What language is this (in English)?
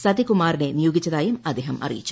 Malayalam